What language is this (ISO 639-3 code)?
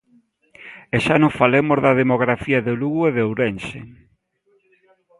glg